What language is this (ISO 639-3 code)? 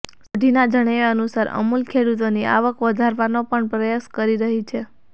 guj